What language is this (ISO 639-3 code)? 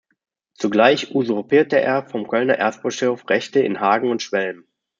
deu